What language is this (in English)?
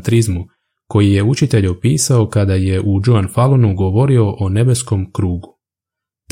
Croatian